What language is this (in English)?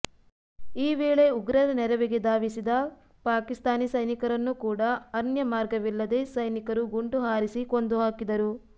Kannada